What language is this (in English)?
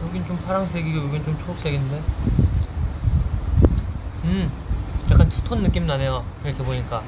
Korean